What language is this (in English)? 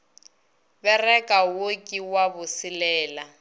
Northern Sotho